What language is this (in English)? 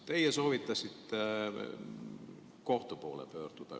Estonian